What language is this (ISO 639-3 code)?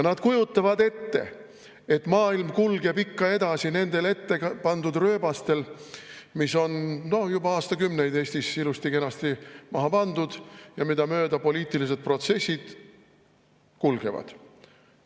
est